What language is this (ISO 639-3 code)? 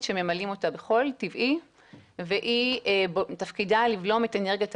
heb